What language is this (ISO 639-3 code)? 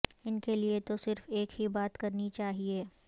urd